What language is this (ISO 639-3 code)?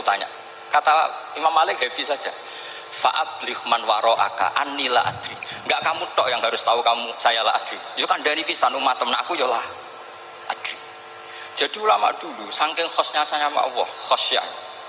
ind